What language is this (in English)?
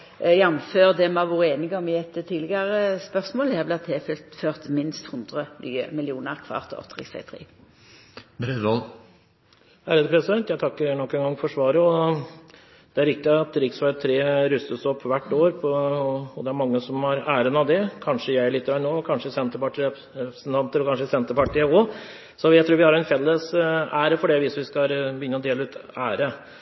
Norwegian